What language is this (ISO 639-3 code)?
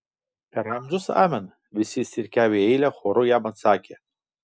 lit